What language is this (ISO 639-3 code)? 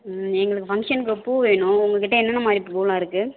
tam